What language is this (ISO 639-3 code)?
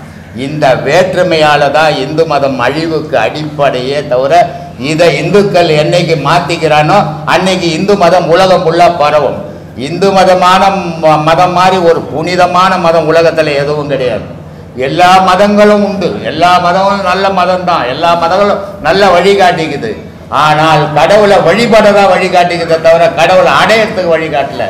ind